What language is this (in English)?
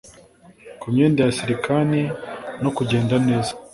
Kinyarwanda